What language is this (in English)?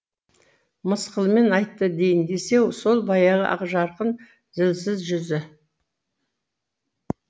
Kazakh